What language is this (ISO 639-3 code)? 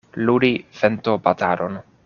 epo